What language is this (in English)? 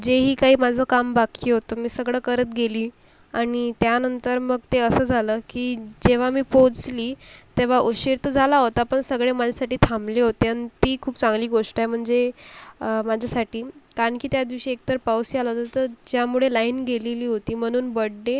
Marathi